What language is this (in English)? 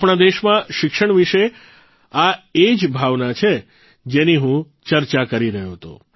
Gujarati